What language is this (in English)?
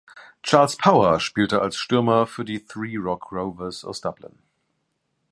German